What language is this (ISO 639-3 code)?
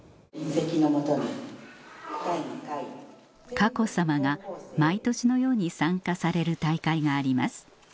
jpn